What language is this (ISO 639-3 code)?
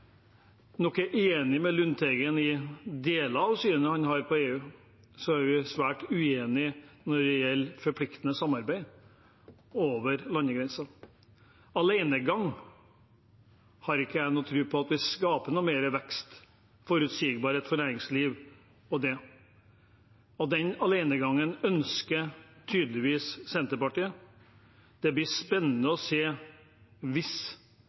nob